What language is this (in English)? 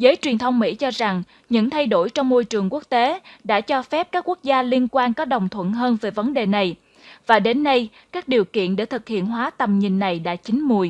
Vietnamese